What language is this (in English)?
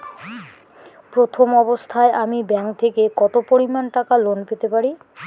Bangla